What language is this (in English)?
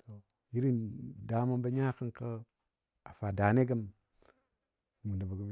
Dadiya